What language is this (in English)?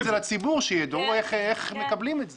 Hebrew